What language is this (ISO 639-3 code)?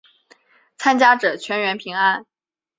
zho